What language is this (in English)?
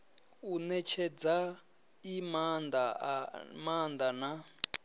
Venda